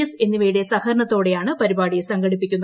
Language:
Malayalam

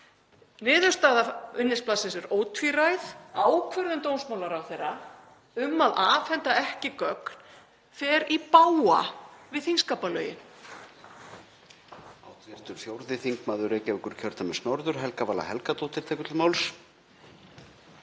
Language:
Icelandic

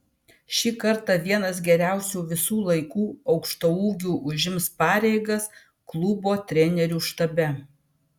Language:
Lithuanian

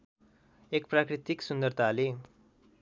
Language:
Nepali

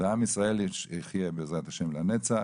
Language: Hebrew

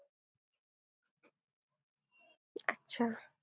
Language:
Marathi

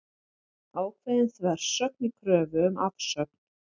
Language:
Icelandic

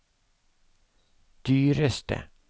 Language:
Norwegian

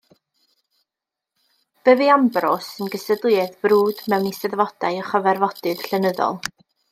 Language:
Welsh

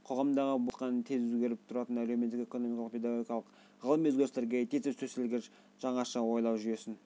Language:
Kazakh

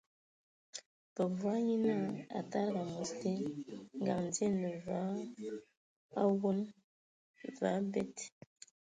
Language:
Ewondo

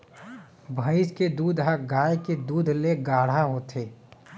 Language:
Chhattisgarhi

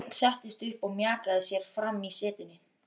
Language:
Icelandic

